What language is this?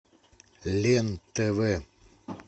Russian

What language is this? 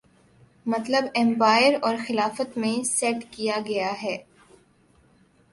Urdu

